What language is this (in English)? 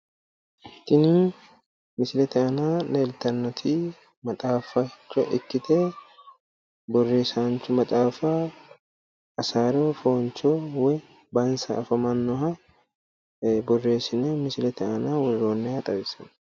Sidamo